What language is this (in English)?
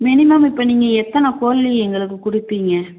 Tamil